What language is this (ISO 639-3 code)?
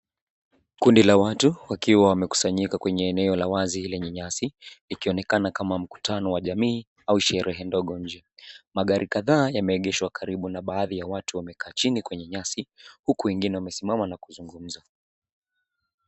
swa